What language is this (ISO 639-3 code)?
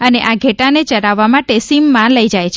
guj